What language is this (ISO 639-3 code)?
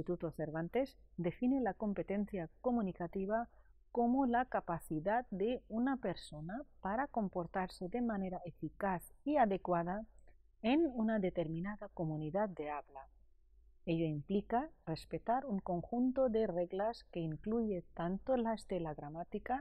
spa